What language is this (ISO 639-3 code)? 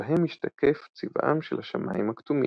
heb